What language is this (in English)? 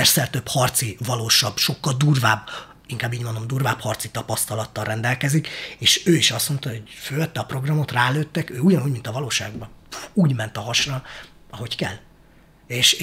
Hungarian